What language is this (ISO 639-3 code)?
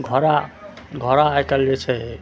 mai